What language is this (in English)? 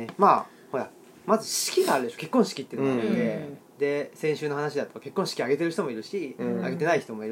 Japanese